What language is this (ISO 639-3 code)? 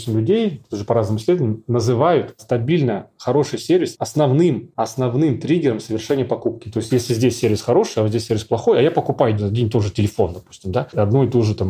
rus